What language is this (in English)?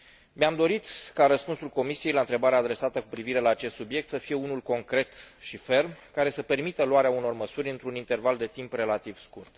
Romanian